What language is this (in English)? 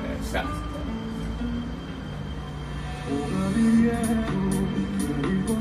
Spanish